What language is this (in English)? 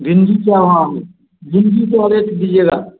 Hindi